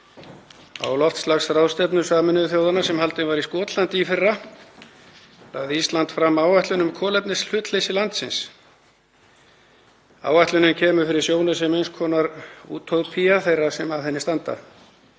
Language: Icelandic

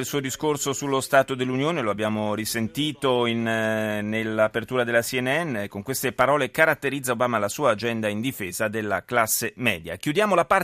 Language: Italian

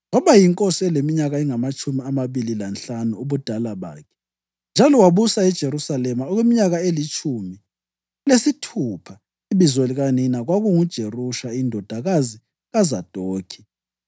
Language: North Ndebele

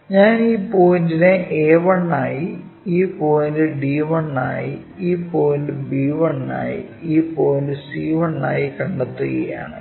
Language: Malayalam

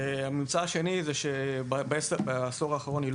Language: Hebrew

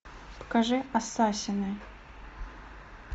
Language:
Russian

